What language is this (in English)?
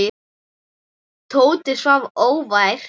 Icelandic